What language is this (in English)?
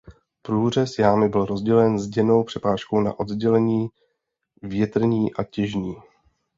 Czech